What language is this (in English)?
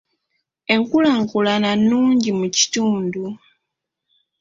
Ganda